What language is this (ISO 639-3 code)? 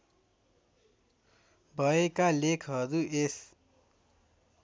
nep